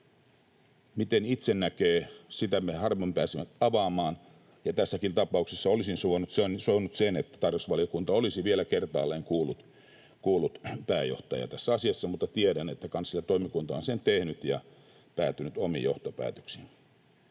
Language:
Finnish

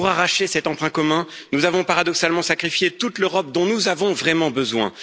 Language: French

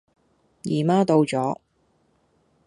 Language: Cantonese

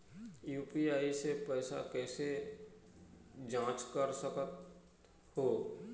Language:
Chhattisgarhi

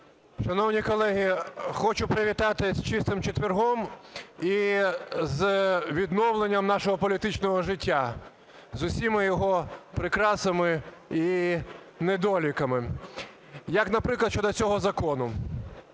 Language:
Ukrainian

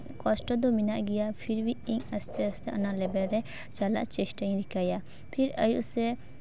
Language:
Santali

